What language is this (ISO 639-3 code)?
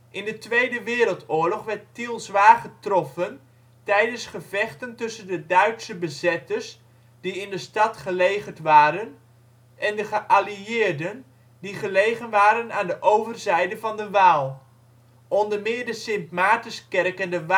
nld